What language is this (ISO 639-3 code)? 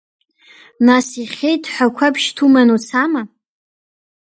abk